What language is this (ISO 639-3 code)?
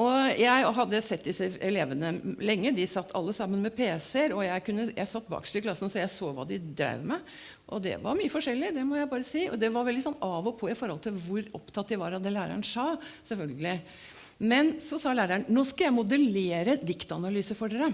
nor